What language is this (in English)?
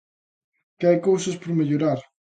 Galician